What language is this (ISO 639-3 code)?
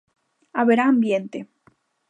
glg